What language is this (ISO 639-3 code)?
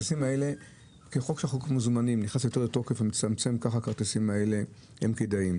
heb